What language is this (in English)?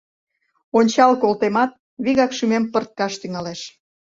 Mari